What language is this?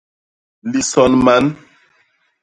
Basaa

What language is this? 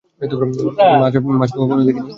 Bangla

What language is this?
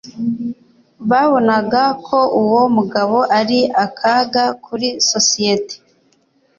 Kinyarwanda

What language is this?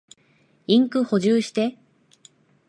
Japanese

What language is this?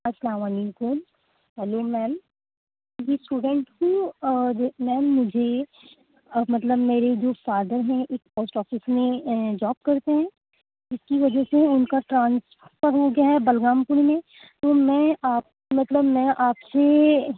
Urdu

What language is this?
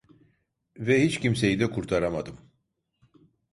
Turkish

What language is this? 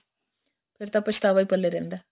Punjabi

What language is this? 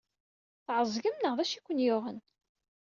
Kabyle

